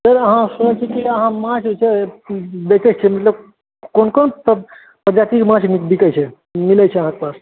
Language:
Maithili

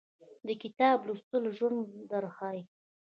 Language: Pashto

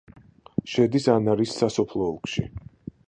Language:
Georgian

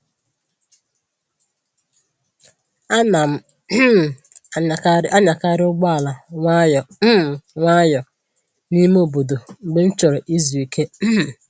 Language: Igbo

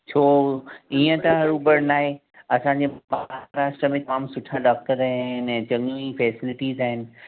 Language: Sindhi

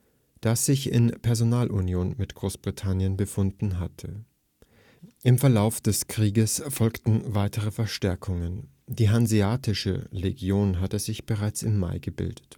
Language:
German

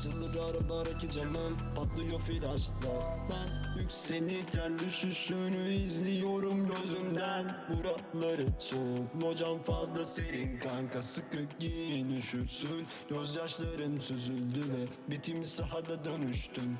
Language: Turkish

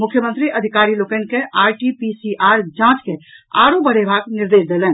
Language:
Maithili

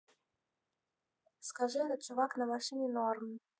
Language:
Russian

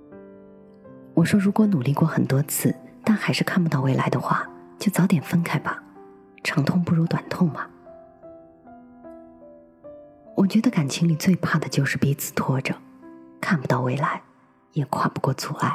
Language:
Chinese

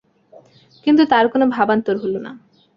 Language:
Bangla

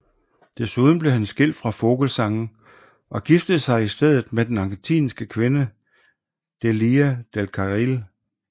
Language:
Danish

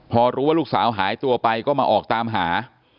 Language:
Thai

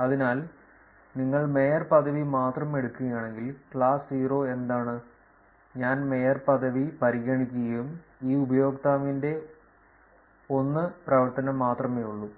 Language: Malayalam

